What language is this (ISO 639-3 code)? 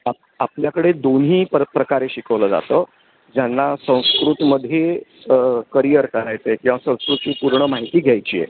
mar